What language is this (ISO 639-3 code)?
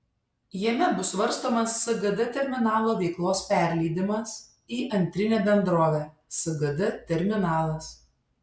lit